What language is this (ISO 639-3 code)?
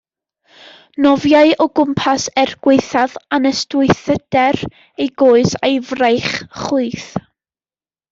cym